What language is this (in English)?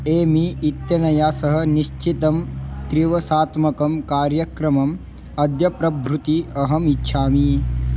Sanskrit